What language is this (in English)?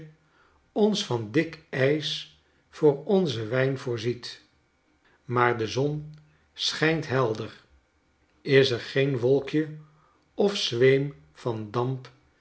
Dutch